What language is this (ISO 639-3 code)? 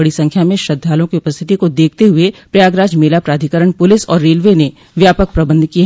hin